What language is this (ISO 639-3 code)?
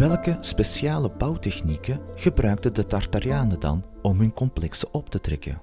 nld